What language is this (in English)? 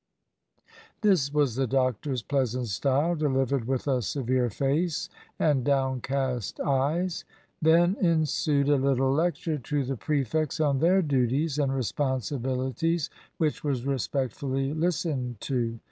English